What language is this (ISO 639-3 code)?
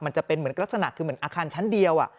tha